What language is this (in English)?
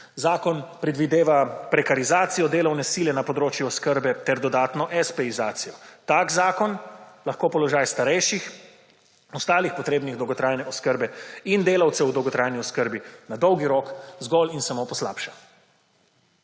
Slovenian